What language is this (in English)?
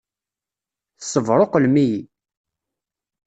Kabyle